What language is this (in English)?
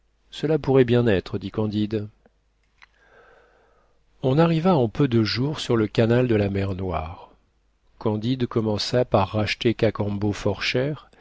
French